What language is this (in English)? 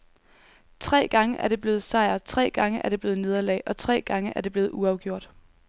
Danish